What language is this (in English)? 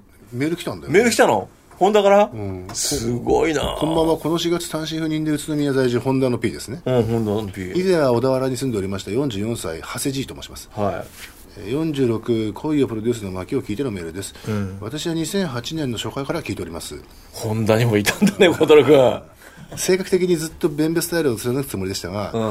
Japanese